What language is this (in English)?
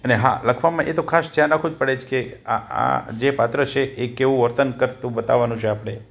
Gujarati